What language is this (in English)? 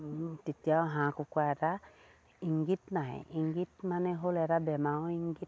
Assamese